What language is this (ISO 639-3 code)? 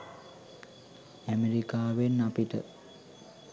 sin